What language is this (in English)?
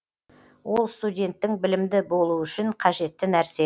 Kazakh